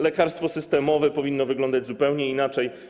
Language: Polish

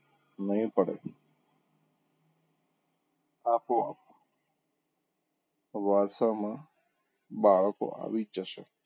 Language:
Gujarati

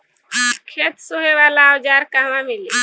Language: Bhojpuri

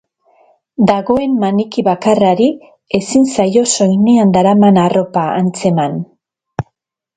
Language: Basque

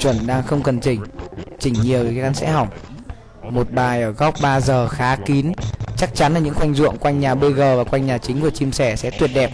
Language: Vietnamese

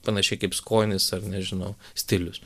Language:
Lithuanian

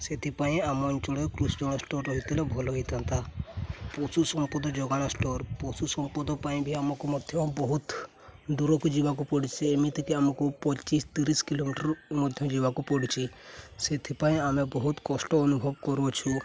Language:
Odia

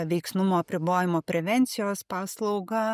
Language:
Lithuanian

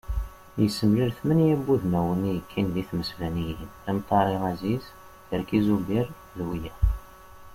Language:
Kabyle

